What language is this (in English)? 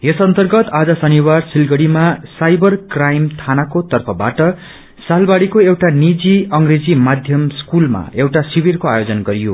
Nepali